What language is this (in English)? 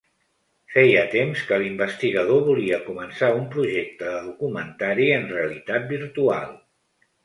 Catalan